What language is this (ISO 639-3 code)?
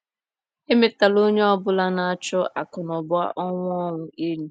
ibo